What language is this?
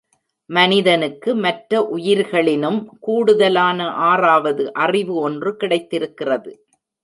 Tamil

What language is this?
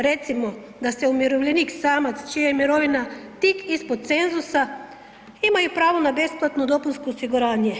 Croatian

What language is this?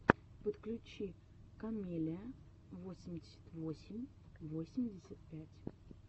Russian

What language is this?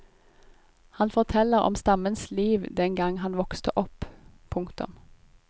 Norwegian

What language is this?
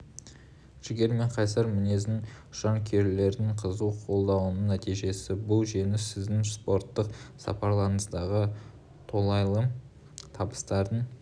Kazakh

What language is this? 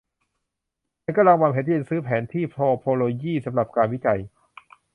Thai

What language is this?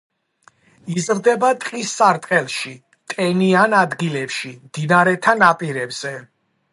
Georgian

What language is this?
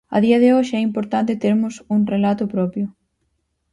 Galician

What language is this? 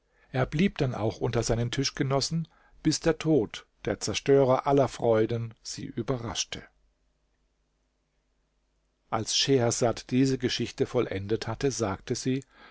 German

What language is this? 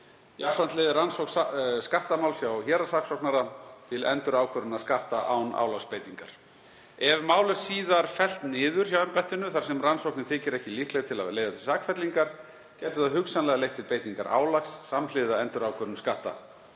Icelandic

